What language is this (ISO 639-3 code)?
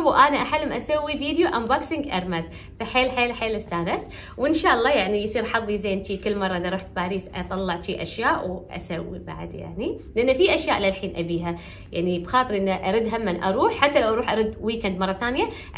ara